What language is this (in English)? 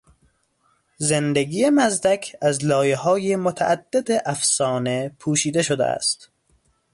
Persian